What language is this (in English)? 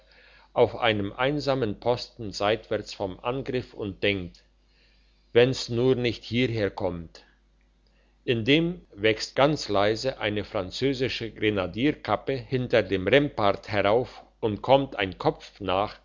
German